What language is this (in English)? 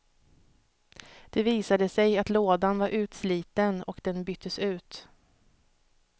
Swedish